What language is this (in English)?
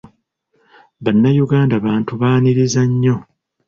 Ganda